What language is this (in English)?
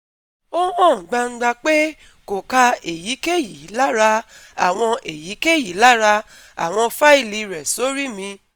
Yoruba